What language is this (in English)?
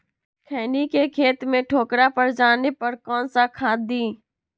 Magahi